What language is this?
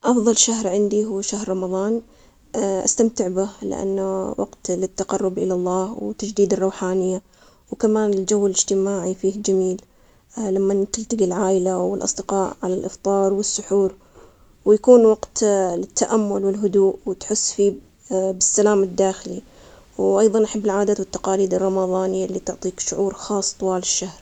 Omani Arabic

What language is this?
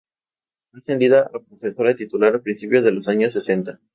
Spanish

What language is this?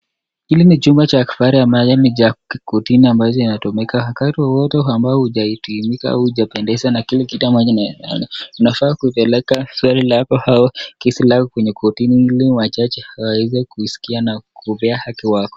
Swahili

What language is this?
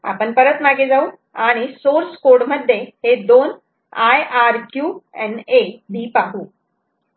Marathi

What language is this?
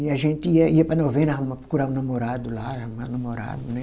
Portuguese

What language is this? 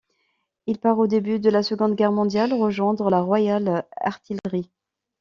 French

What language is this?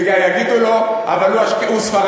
Hebrew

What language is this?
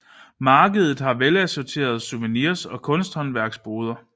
Danish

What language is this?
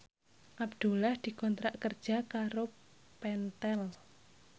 Javanese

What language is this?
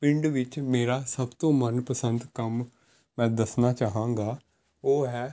Punjabi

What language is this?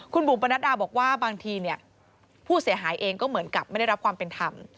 Thai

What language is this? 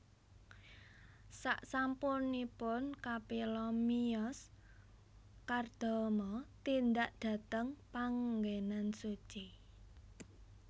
Javanese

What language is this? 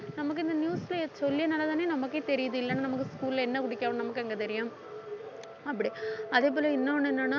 Tamil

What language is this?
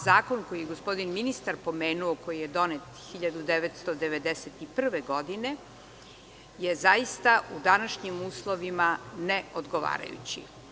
Serbian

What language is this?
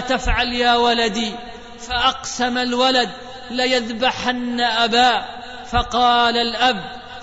Arabic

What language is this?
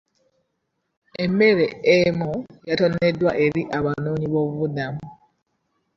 Ganda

